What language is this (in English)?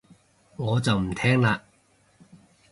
Cantonese